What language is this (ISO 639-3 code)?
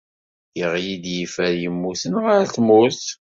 kab